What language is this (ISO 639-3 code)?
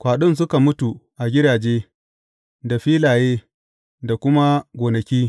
hau